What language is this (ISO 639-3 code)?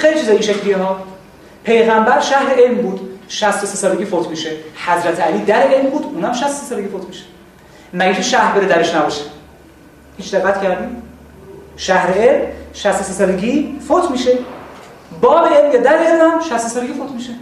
fas